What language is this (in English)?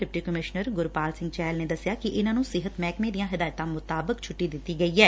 Punjabi